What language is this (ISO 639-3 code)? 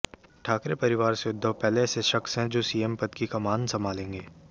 hin